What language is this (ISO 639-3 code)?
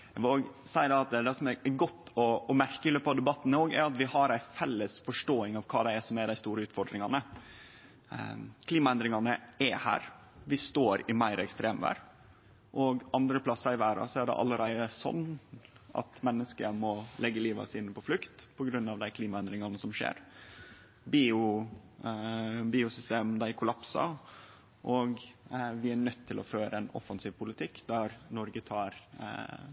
nno